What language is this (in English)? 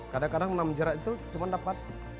Indonesian